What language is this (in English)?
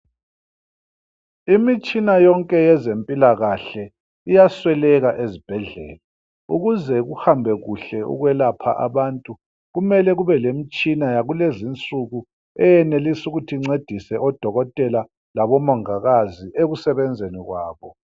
North Ndebele